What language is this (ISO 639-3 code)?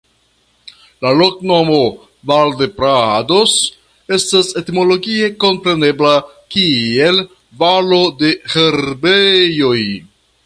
epo